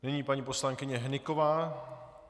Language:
Czech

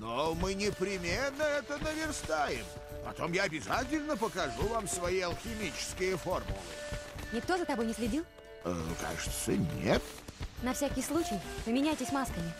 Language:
Russian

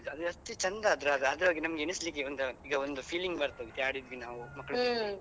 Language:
Kannada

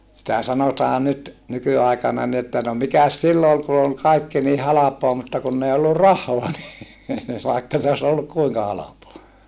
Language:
Finnish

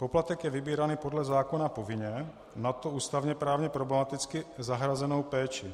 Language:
Czech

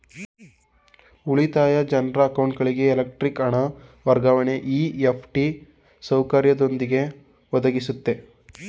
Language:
Kannada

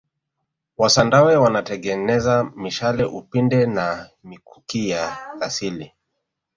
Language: Swahili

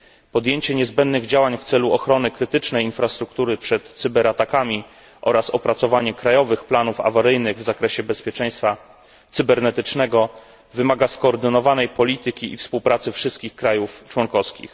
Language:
Polish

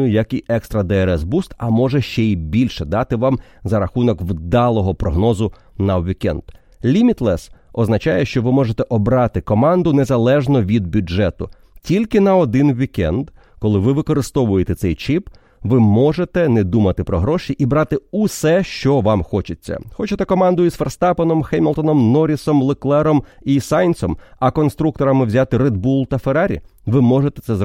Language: Ukrainian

